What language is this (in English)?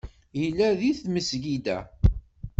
Kabyle